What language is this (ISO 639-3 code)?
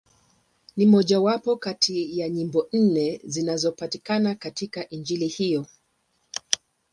swa